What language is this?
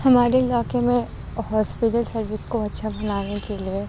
Urdu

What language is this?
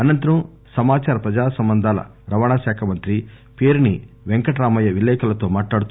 Telugu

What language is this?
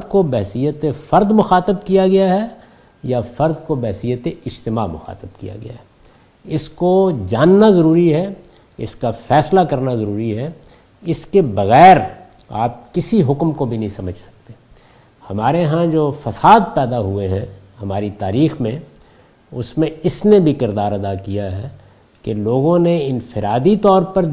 Urdu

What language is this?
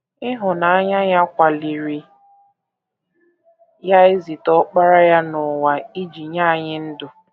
Igbo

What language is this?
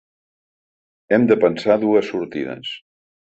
Catalan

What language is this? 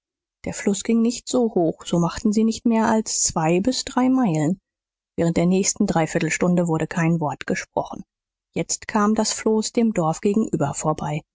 German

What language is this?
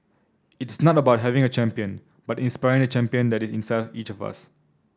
English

